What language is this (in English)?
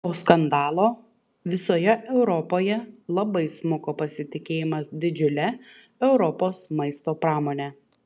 Lithuanian